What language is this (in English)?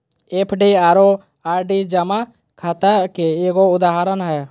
Magahi